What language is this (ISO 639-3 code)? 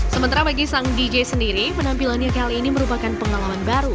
ind